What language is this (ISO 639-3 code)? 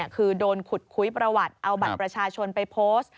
tha